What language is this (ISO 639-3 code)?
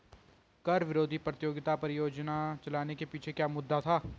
hin